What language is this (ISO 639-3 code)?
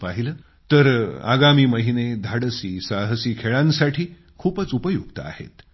mar